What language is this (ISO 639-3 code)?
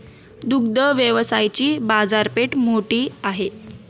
mar